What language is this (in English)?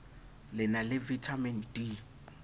Southern Sotho